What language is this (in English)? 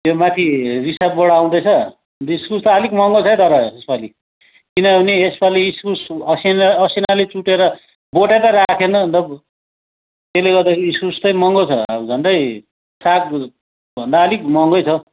Nepali